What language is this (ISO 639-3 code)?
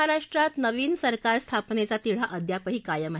mar